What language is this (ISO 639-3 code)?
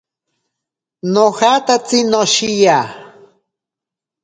prq